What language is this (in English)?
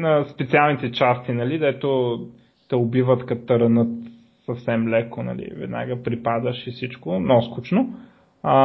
Bulgarian